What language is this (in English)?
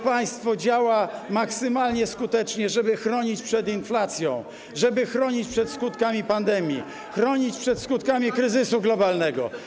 Polish